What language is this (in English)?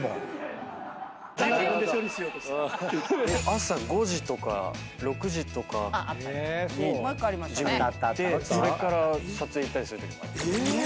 Japanese